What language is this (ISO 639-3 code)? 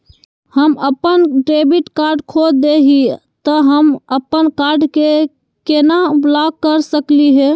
mag